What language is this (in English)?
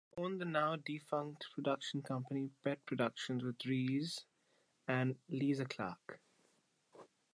English